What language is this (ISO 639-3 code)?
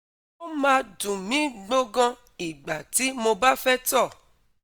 yor